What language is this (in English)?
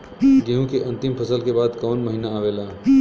Bhojpuri